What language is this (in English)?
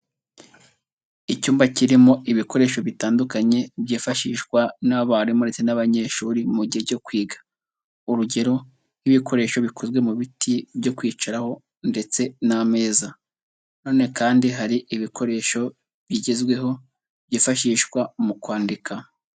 Kinyarwanda